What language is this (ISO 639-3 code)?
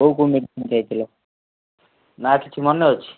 ori